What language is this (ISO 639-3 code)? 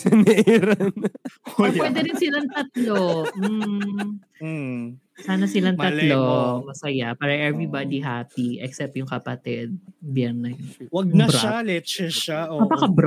fil